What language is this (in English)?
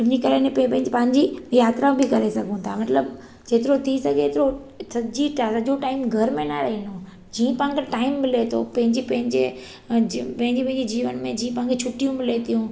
Sindhi